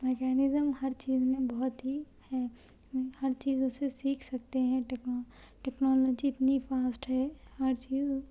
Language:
Urdu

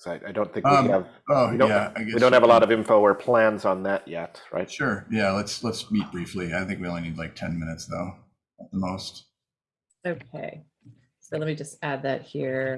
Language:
English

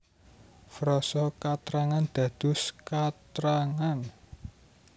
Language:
Javanese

